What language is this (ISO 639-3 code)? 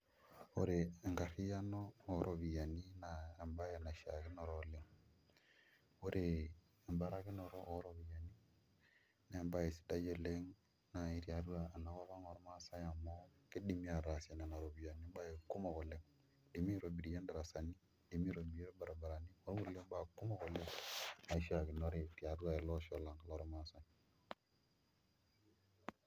mas